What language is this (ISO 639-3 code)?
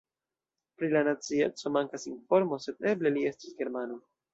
epo